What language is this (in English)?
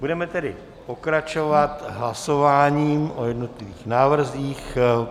Czech